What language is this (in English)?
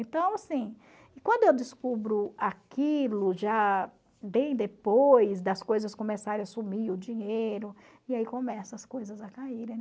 Portuguese